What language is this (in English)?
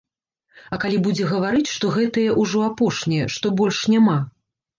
Belarusian